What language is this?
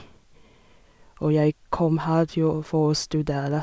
Norwegian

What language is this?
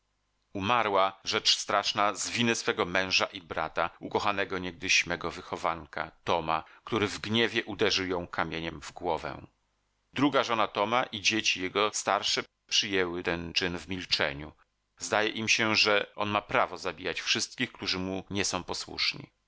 Polish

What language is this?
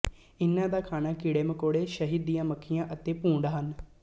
Punjabi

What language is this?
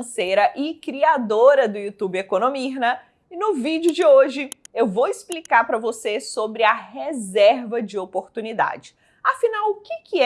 Portuguese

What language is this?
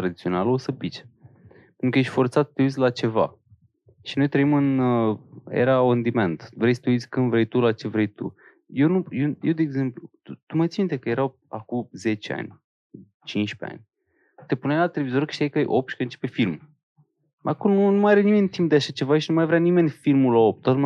Romanian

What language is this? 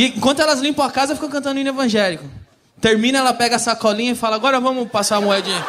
Portuguese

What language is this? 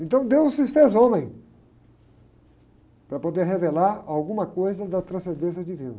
Portuguese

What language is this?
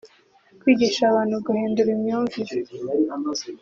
Kinyarwanda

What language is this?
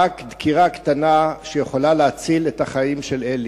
Hebrew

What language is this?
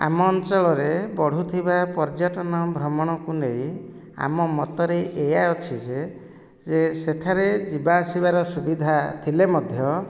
Odia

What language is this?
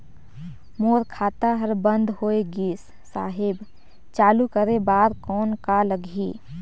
Chhattisgarhi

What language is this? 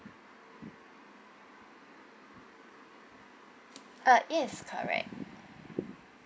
English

